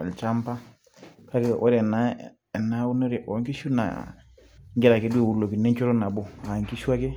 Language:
Masai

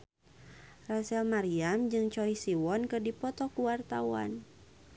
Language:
Sundanese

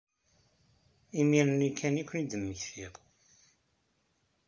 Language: Kabyle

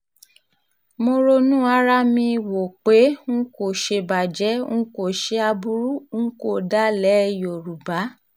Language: Yoruba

